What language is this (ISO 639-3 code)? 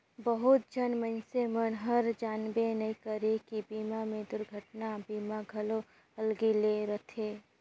hne